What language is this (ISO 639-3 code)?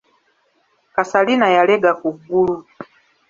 lug